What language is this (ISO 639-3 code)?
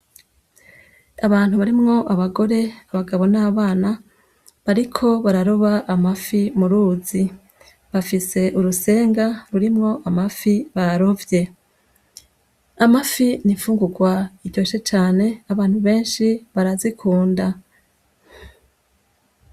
run